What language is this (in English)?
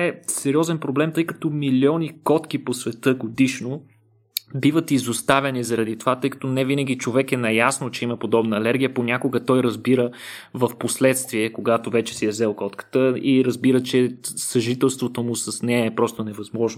Bulgarian